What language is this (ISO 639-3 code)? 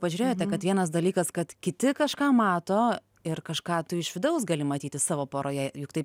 lit